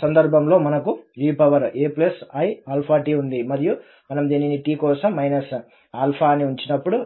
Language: Telugu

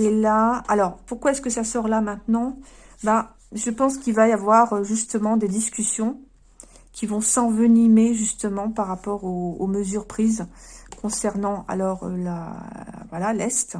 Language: French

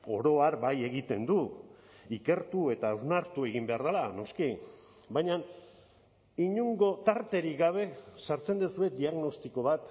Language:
Basque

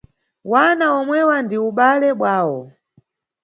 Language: Nyungwe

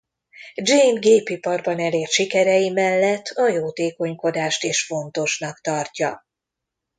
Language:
Hungarian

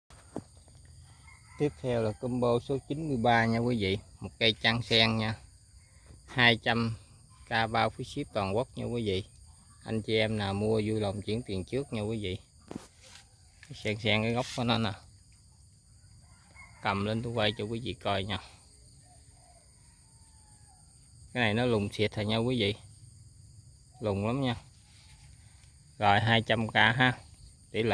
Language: Vietnamese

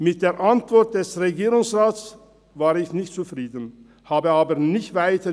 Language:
Swiss German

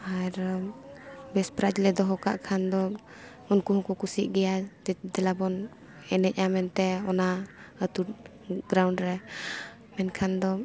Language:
Santali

